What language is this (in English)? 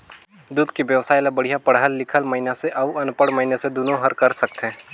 Chhattisgarhi